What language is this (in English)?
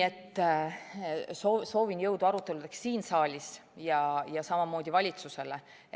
Estonian